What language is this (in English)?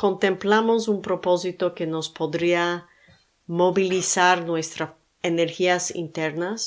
Spanish